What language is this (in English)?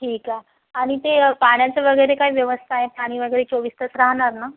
Marathi